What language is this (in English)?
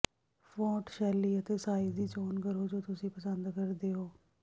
Punjabi